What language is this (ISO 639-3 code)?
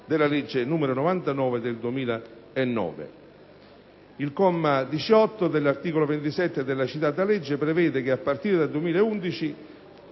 ita